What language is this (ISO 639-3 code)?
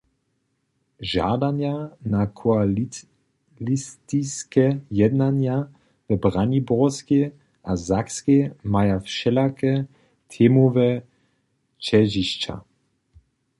hsb